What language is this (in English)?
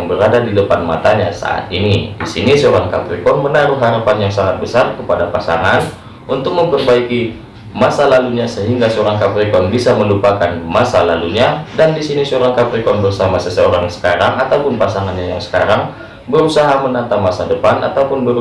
Indonesian